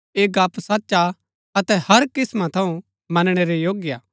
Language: Gaddi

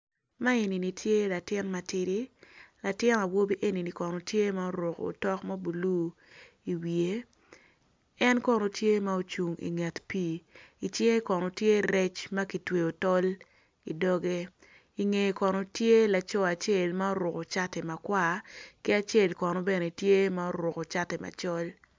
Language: Acoli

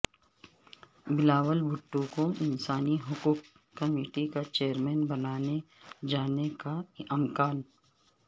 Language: Urdu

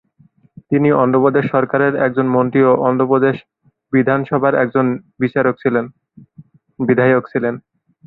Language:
Bangla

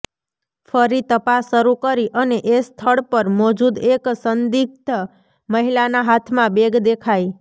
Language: Gujarati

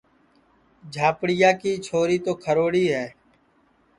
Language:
Sansi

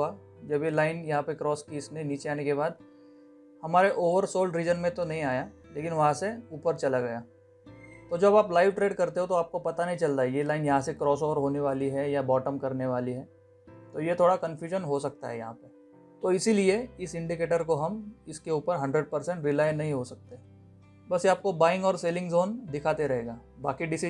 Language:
Hindi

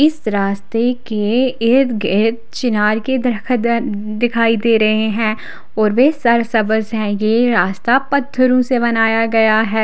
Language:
Hindi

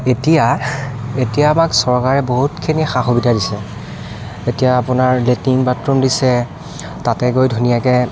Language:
Assamese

